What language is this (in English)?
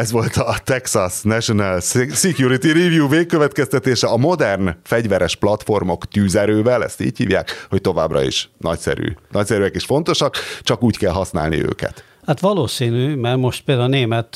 Hungarian